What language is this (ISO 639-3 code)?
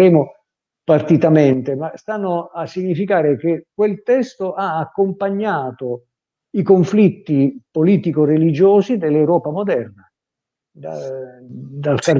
ita